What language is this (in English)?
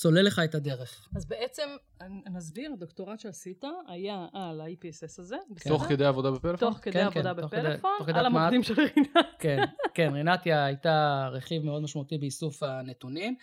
Hebrew